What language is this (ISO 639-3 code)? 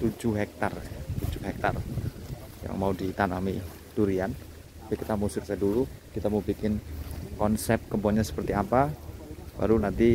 ind